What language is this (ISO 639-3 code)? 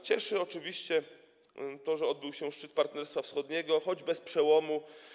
pol